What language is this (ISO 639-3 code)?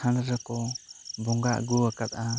sat